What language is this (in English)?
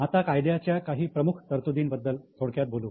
Marathi